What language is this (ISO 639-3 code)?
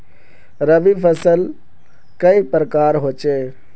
mag